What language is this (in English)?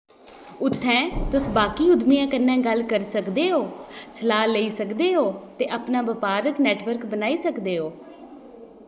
Dogri